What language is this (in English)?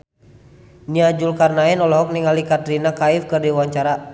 Sundanese